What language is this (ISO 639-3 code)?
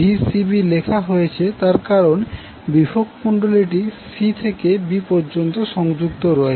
ben